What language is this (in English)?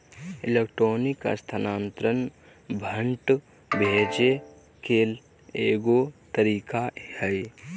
Magahi